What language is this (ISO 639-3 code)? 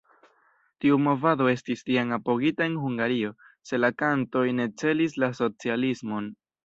epo